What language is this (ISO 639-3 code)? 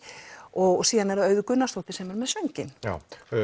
isl